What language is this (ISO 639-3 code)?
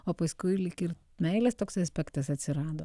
lit